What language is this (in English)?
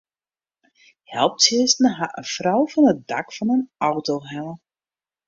Western Frisian